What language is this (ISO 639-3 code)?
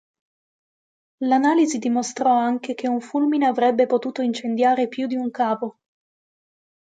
ita